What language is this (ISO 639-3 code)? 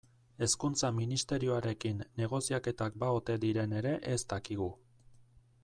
eus